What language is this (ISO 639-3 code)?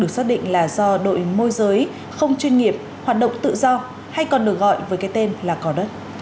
vie